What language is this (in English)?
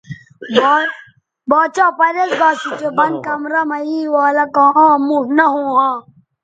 Bateri